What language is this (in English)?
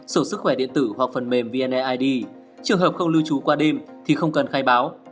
Vietnamese